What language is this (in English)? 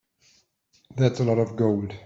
English